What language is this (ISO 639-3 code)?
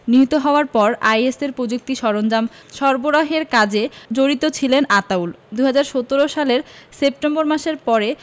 ben